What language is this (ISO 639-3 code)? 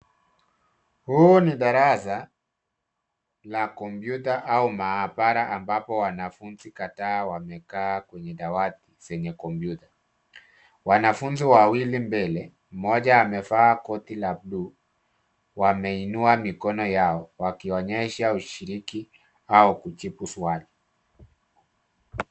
swa